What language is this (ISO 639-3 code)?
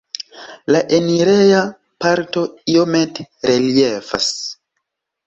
epo